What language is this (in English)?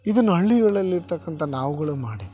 Kannada